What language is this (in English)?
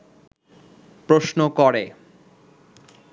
Bangla